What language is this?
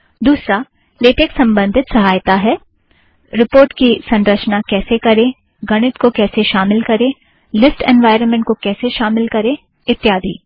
Hindi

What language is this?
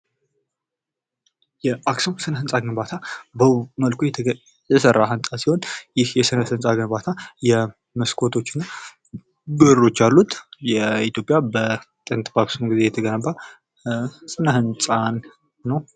Amharic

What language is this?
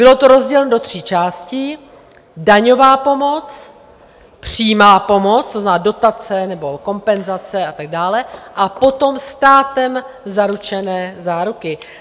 Czech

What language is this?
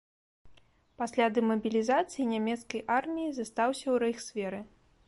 Belarusian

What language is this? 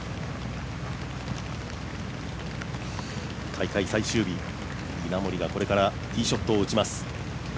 Japanese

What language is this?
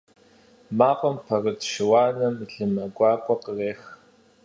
Kabardian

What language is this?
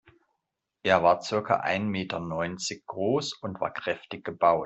German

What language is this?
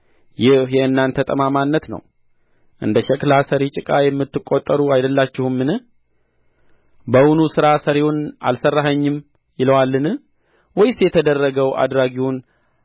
Amharic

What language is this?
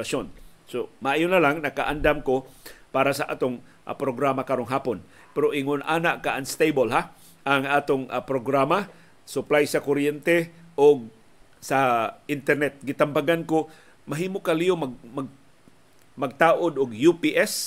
Filipino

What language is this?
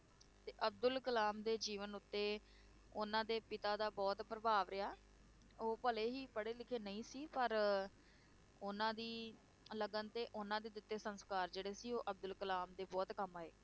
Punjabi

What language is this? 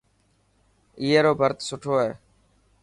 Dhatki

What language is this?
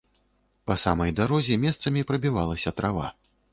Belarusian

